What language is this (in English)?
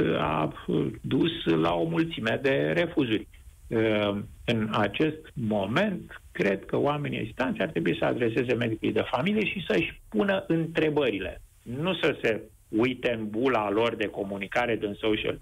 Romanian